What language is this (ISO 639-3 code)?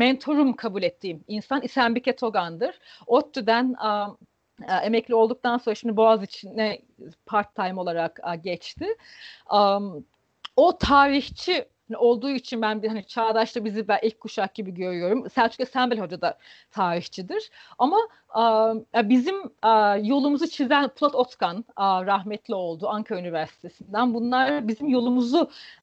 tur